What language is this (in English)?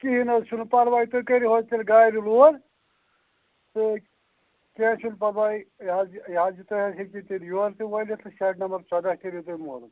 Kashmiri